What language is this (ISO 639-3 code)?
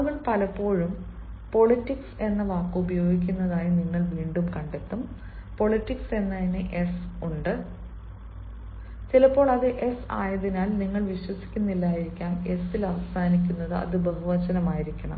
mal